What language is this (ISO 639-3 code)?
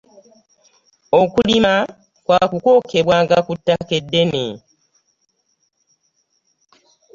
lug